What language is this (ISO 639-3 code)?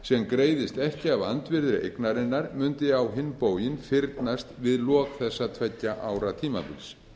isl